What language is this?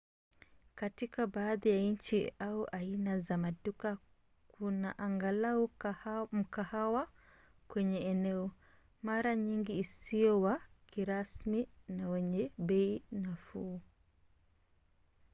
Swahili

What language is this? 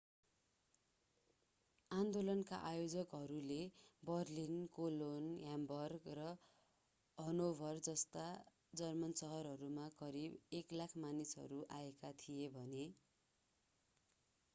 Nepali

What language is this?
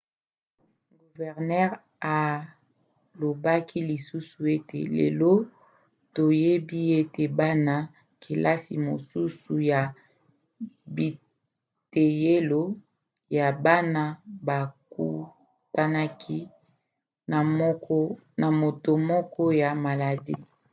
Lingala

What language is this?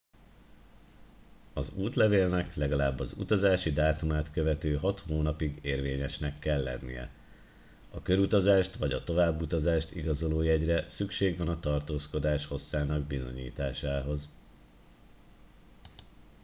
Hungarian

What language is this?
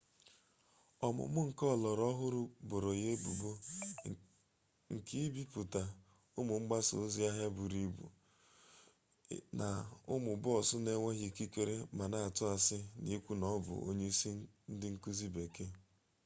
Igbo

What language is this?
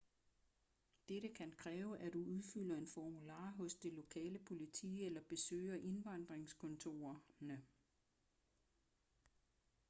Danish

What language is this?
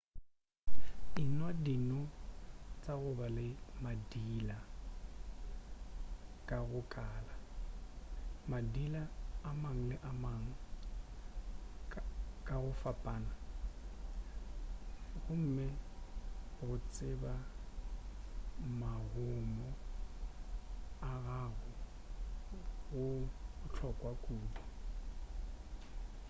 Northern Sotho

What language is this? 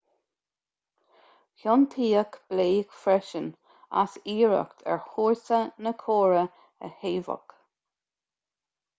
Irish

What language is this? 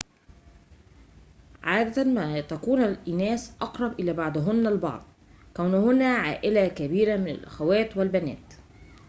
Arabic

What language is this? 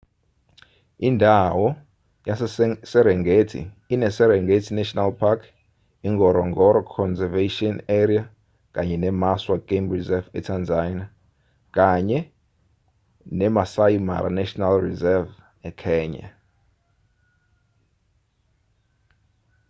Zulu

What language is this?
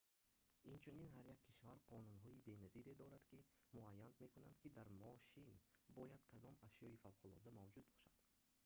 Tajik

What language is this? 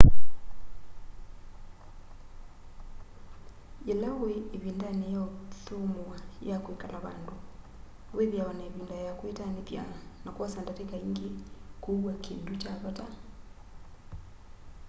Kamba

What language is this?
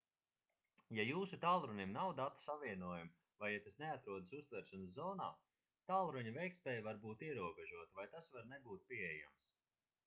Latvian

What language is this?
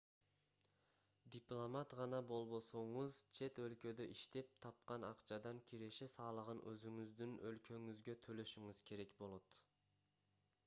Kyrgyz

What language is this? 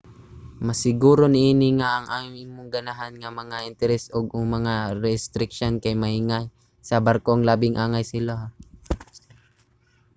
Cebuano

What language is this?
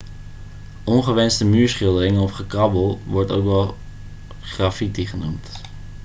Dutch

